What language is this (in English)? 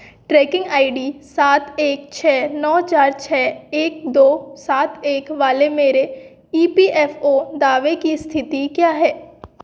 Hindi